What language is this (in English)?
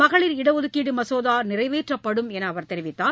Tamil